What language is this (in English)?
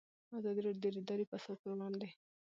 Pashto